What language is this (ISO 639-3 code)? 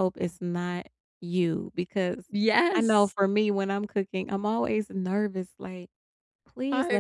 eng